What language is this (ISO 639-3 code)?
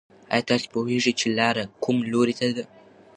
pus